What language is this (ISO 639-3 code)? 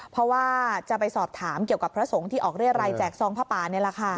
tha